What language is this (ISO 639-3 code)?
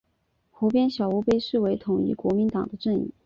zho